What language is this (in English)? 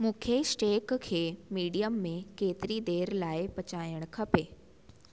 Sindhi